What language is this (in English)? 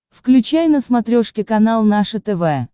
Russian